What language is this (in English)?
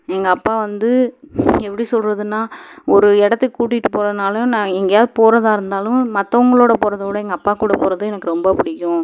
Tamil